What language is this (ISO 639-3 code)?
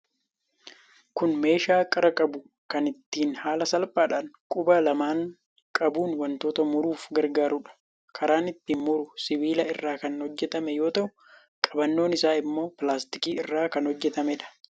orm